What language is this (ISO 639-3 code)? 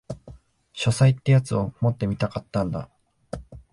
jpn